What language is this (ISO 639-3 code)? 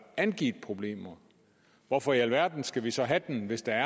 dan